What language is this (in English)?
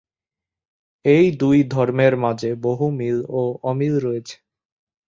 Bangla